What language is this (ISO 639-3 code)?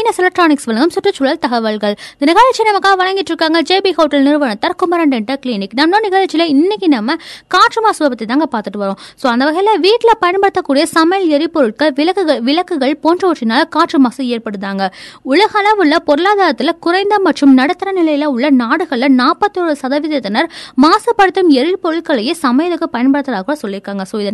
tam